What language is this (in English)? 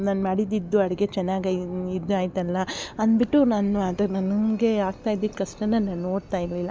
Kannada